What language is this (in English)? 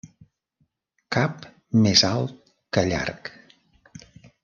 Catalan